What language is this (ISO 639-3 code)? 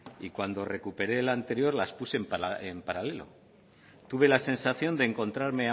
spa